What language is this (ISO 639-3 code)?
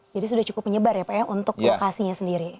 ind